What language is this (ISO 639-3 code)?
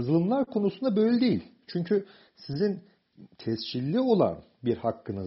tur